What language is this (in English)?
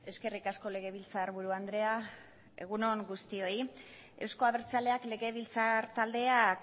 Basque